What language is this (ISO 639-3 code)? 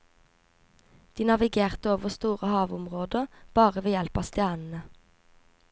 nor